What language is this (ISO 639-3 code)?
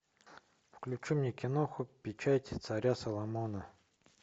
rus